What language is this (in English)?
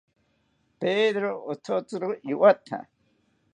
South Ucayali Ashéninka